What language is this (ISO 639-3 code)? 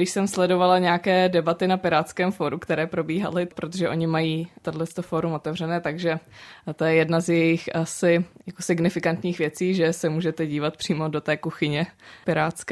ces